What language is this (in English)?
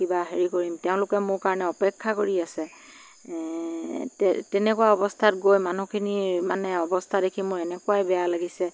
Assamese